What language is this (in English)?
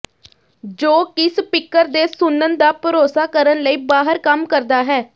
Punjabi